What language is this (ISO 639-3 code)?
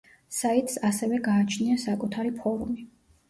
kat